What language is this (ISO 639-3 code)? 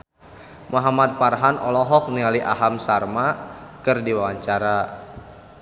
sun